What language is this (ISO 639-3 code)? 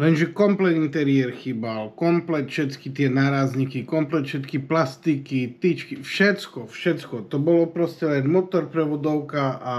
slk